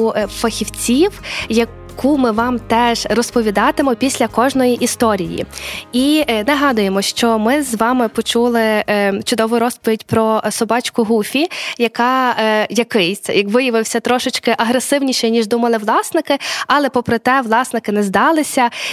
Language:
Ukrainian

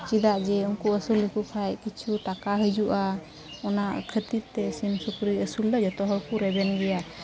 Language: Santali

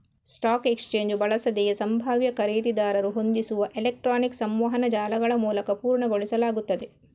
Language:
Kannada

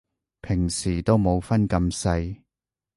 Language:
Cantonese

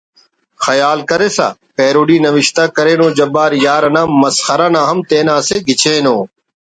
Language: Brahui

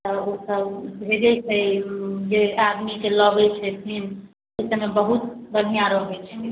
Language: Maithili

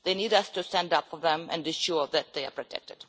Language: English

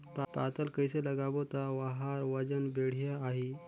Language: Chhattisgarhi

